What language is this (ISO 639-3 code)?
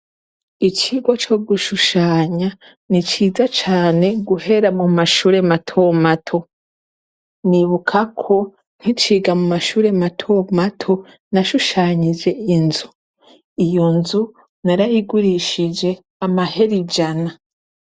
run